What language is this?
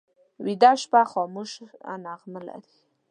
Pashto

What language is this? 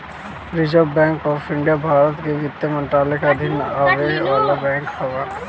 Bhojpuri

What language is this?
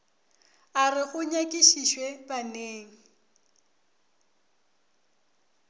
Northern Sotho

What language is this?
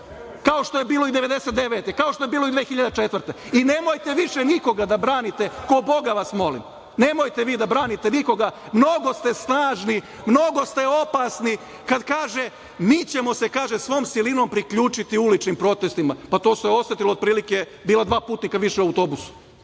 Serbian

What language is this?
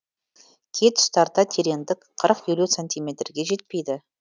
Kazakh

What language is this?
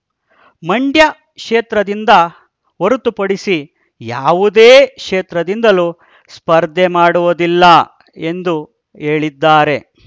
Kannada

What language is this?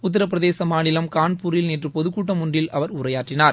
Tamil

